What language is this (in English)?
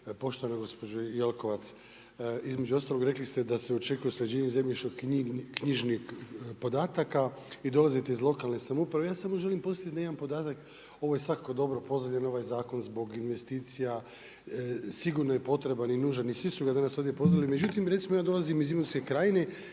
Croatian